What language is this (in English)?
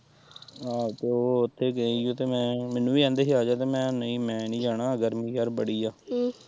Punjabi